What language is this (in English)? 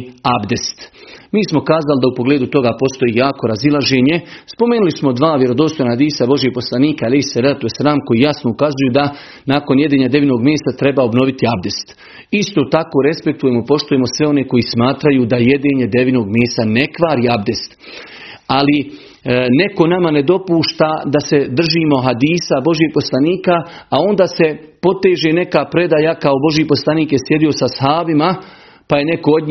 Croatian